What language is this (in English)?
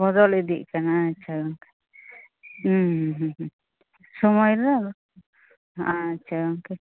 Santali